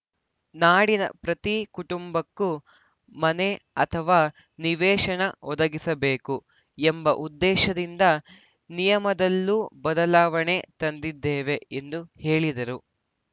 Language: Kannada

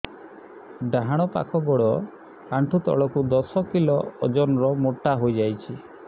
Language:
Odia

